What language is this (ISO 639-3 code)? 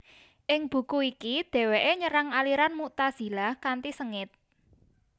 jav